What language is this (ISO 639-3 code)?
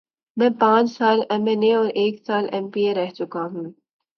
urd